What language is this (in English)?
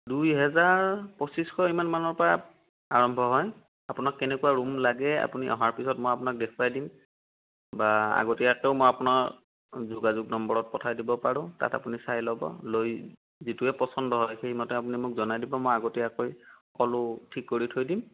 Assamese